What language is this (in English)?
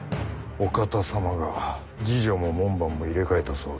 Japanese